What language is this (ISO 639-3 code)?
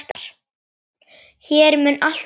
isl